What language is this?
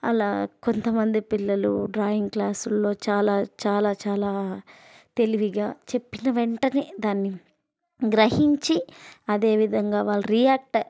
Telugu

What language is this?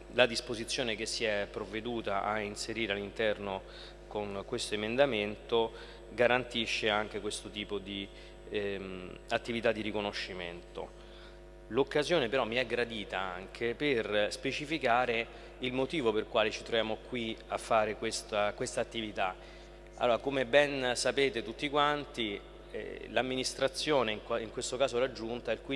Italian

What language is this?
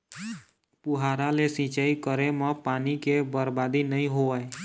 Chhattisgarhi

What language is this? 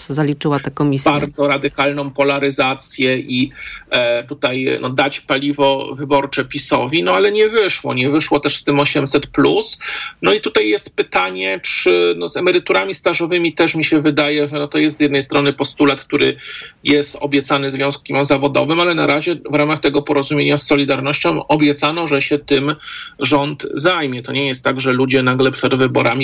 Polish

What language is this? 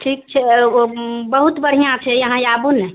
Maithili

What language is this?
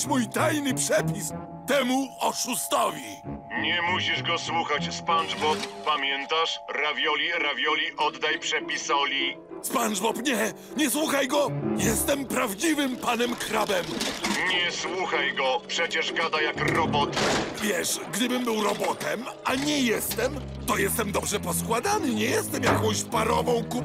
Polish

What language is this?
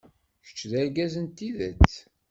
Kabyle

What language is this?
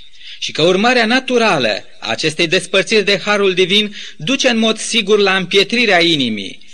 Romanian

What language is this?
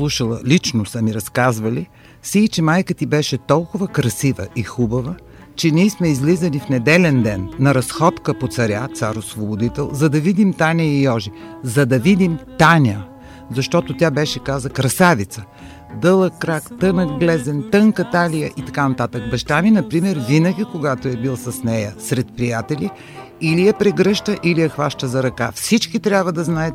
Bulgarian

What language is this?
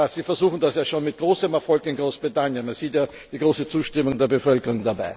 German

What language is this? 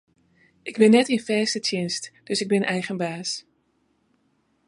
Western Frisian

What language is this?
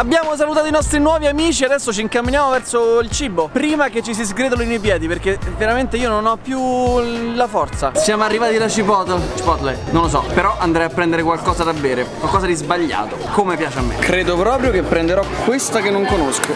Italian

